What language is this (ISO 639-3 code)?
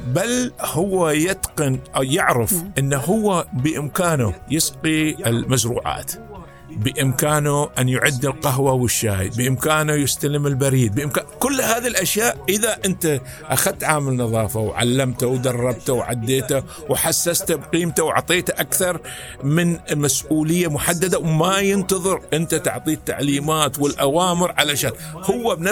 ara